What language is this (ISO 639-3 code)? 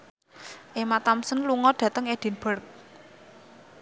jav